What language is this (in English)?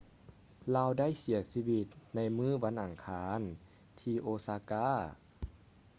Lao